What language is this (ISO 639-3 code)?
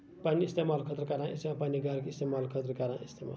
kas